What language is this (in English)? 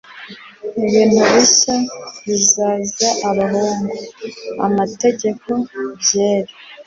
Kinyarwanda